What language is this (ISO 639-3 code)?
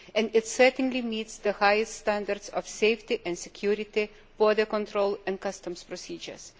eng